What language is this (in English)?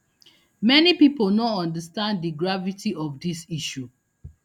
Nigerian Pidgin